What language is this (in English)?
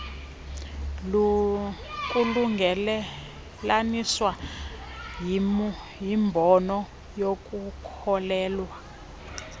Xhosa